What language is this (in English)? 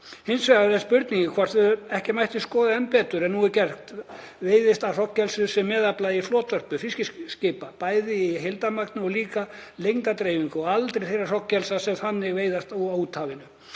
Icelandic